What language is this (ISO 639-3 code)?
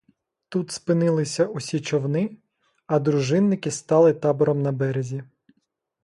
ukr